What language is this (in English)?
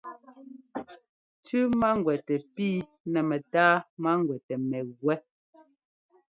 Ngomba